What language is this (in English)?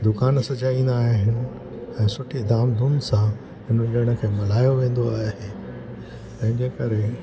Sindhi